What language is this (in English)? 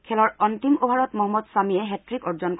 Assamese